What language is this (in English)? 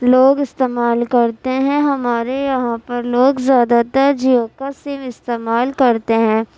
Urdu